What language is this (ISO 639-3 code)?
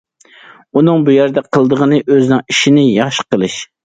uig